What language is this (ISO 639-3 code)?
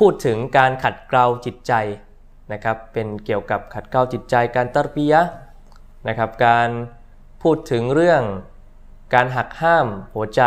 tha